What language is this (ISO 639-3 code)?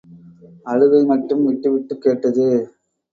tam